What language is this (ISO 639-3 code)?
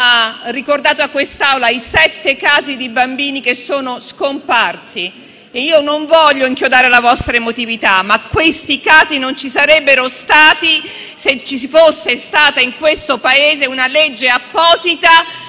ita